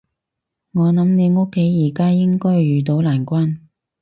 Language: Cantonese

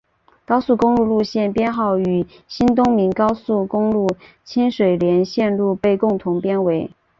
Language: Chinese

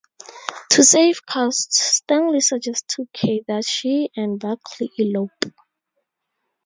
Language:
English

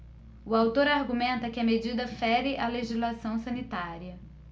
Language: Portuguese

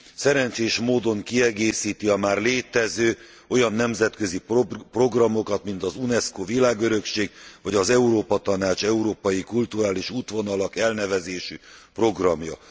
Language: Hungarian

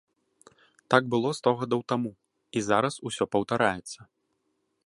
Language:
Belarusian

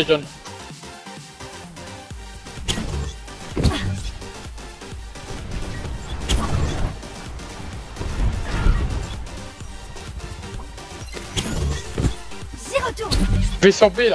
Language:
French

